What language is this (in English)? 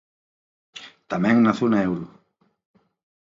Galician